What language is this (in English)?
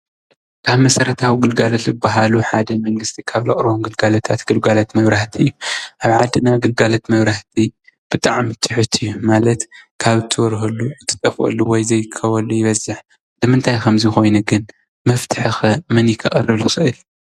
Tigrinya